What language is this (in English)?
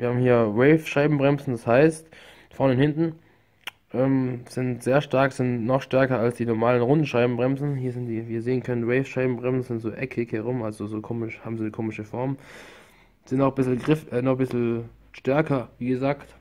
German